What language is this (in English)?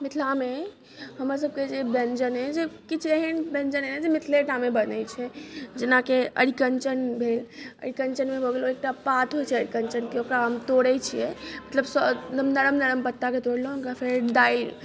Maithili